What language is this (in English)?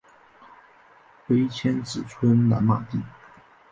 Chinese